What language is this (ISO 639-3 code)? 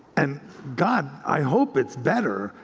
eng